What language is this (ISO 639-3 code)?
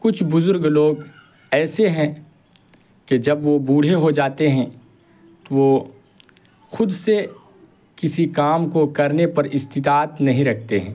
urd